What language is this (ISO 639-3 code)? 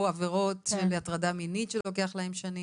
heb